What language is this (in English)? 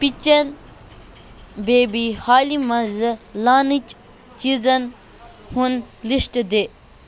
Kashmiri